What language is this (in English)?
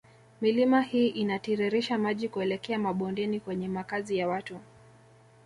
Swahili